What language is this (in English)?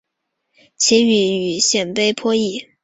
Chinese